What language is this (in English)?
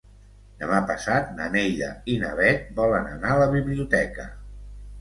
Catalan